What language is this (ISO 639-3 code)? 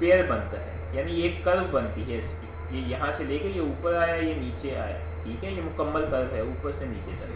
hin